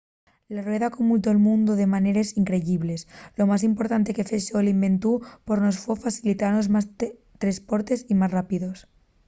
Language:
Asturian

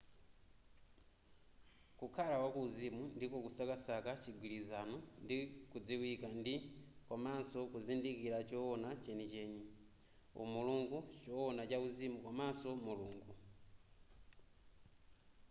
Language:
Nyanja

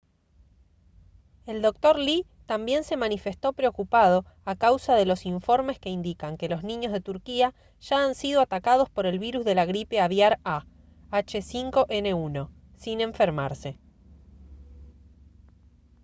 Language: Spanish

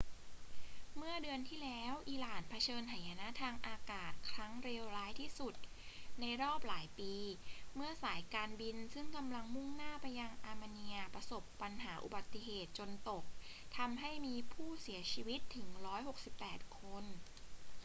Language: Thai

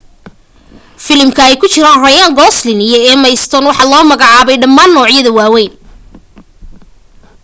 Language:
Somali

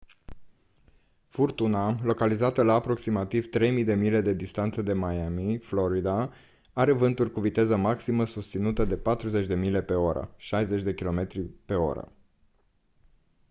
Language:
Romanian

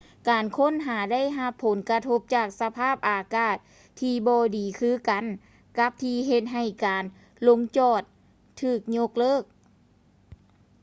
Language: Lao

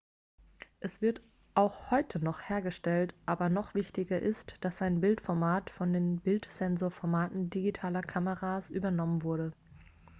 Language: German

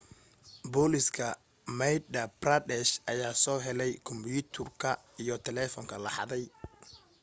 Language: Somali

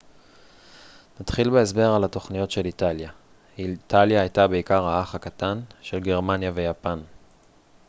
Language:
Hebrew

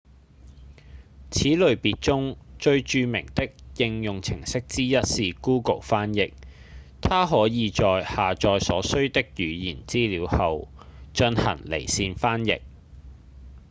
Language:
Cantonese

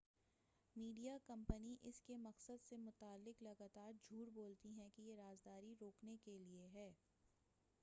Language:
Urdu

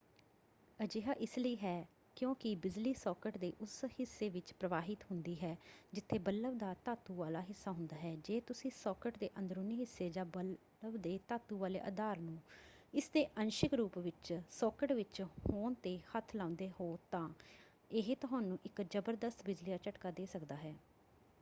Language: Punjabi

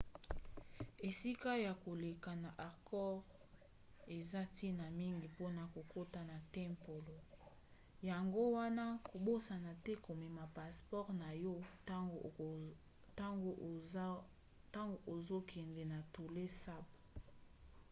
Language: Lingala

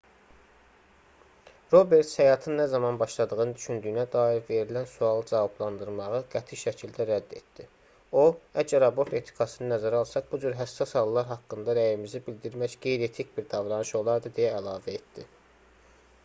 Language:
Azerbaijani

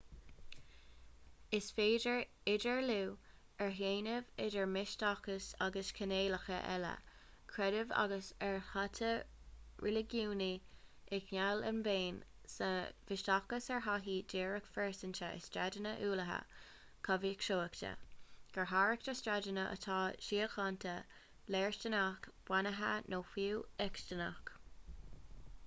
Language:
Irish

